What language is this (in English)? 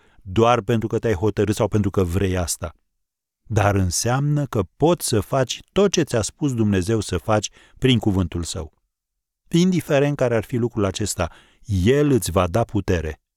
Romanian